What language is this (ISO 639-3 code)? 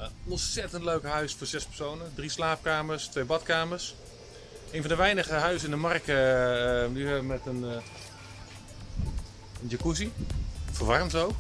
nld